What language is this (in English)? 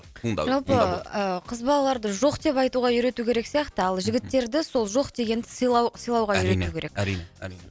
Kazakh